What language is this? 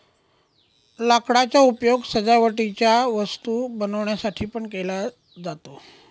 Marathi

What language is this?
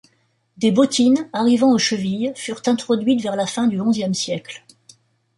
French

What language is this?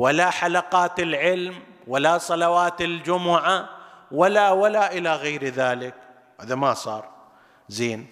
Arabic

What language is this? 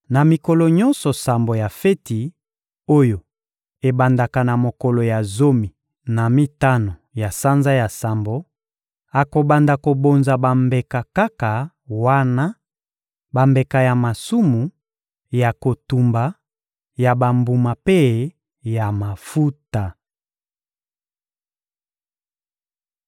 Lingala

